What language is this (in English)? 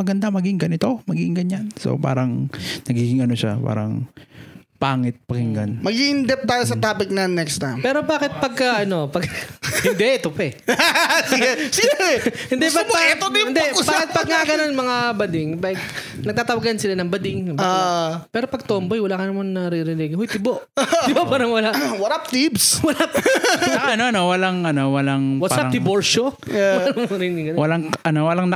Filipino